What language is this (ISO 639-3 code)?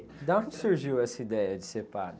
por